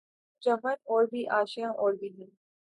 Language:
Urdu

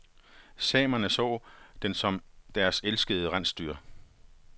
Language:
Danish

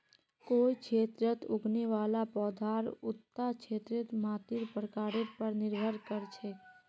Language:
Magahi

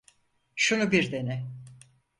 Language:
Turkish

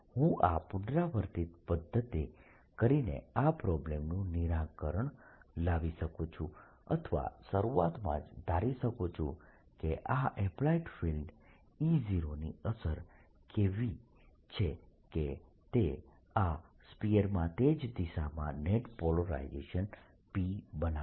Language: Gujarati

